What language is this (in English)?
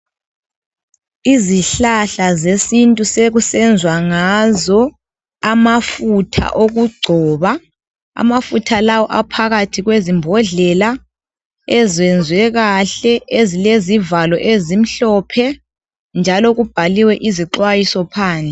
North Ndebele